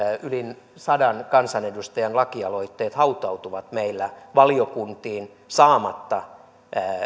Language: Finnish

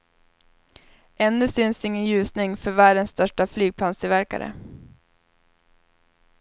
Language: Swedish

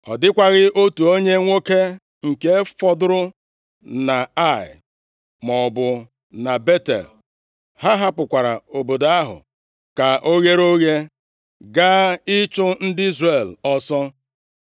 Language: Igbo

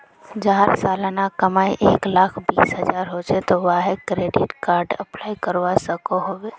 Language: Magahi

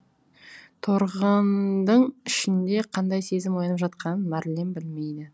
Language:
Kazakh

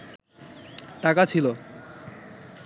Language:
Bangla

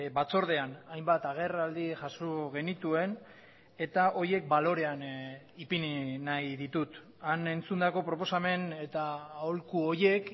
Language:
Basque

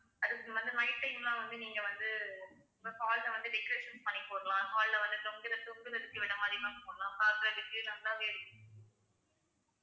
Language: Tamil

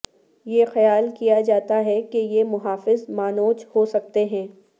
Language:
Urdu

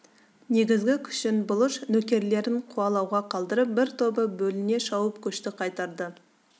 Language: Kazakh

